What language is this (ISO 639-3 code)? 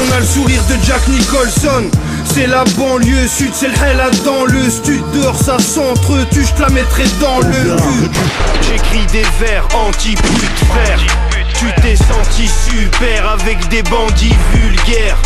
fra